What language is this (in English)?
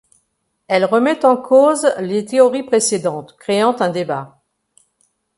French